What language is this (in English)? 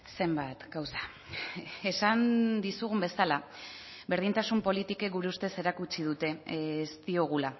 Basque